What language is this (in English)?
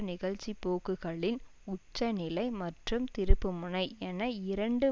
Tamil